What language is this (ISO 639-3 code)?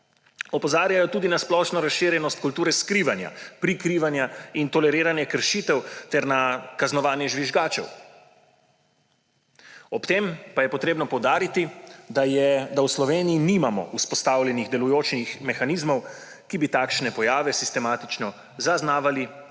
slv